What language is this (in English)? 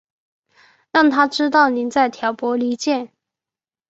Chinese